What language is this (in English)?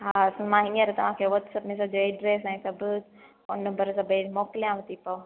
Sindhi